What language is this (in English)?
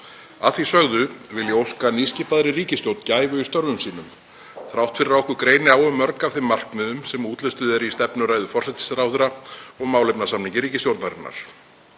Icelandic